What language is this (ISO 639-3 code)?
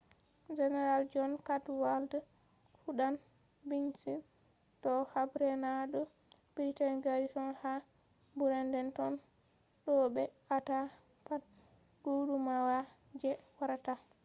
ful